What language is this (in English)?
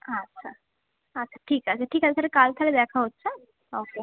Bangla